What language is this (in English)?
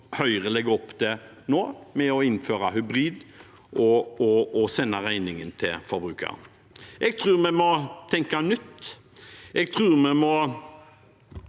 Norwegian